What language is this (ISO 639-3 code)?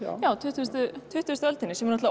isl